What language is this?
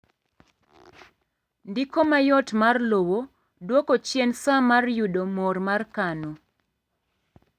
Luo (Kenya and Tanzania)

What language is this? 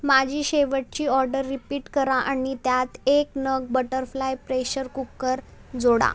Marathi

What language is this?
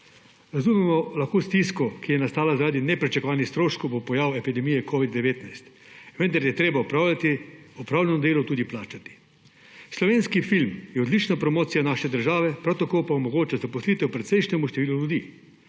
Slovenian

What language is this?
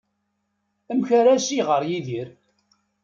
Kabyle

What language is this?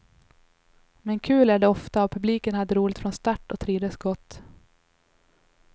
Swedish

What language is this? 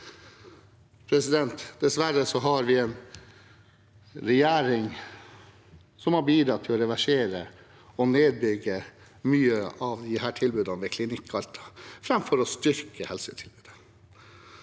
Norwegian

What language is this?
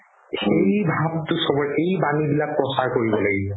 Assamese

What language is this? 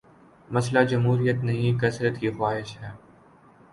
Urdu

